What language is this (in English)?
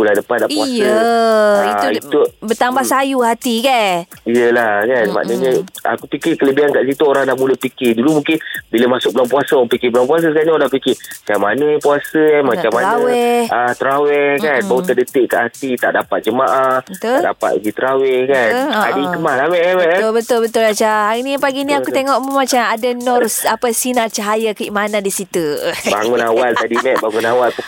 Malay